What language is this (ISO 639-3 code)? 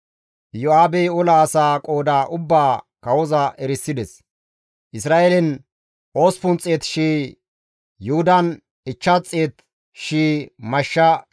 gmv